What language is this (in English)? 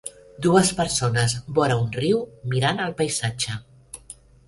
Catalan